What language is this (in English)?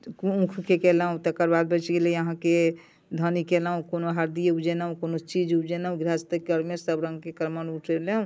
Maithili